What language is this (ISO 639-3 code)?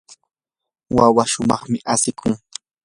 qur